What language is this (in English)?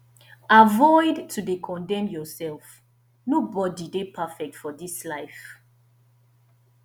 Nigerian Pidgin